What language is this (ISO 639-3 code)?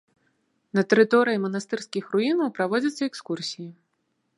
bel